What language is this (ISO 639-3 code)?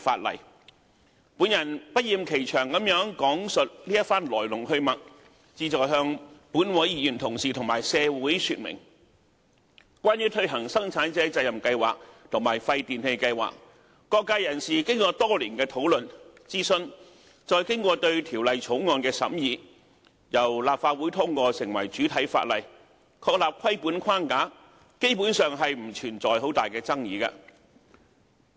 yue